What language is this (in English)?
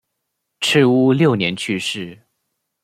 Chinese